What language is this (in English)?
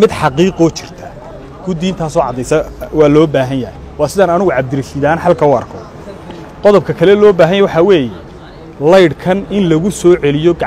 Arabic